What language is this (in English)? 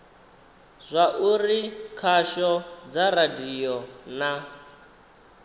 Venda